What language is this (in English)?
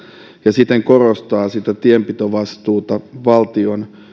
Finnish